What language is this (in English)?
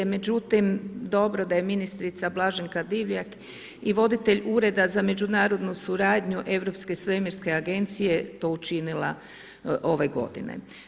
Croatian